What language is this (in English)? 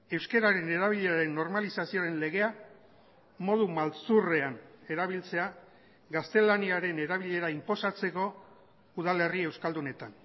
Basque